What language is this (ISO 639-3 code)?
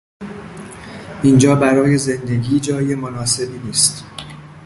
fas